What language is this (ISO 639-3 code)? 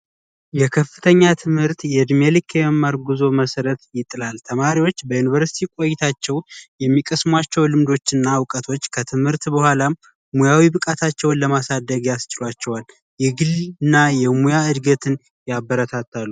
amh